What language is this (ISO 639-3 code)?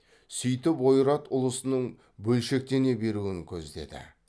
kaz